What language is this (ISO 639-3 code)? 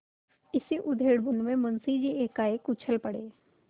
hin